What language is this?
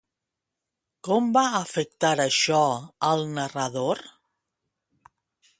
Catalan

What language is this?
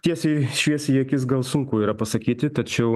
Lithuanian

